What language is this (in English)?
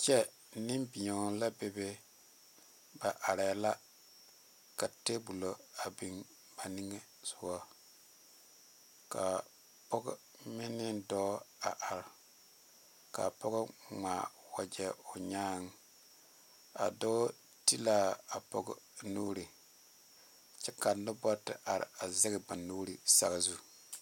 Southern Dagaare